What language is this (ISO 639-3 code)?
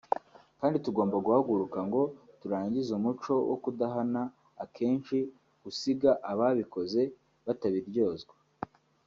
kin